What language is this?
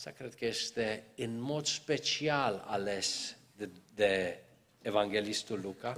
Romanian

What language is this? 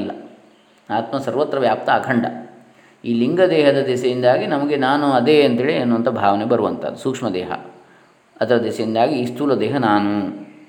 Kannada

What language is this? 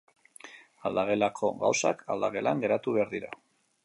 Basque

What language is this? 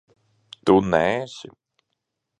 Latvian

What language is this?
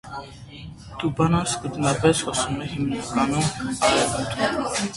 Armenian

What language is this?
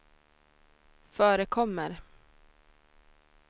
Swedish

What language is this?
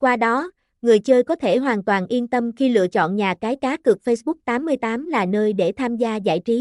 Vietnamese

